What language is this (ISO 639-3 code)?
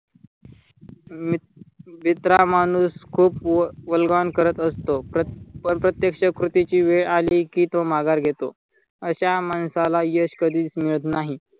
mar